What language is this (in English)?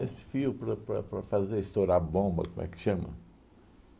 Portuguese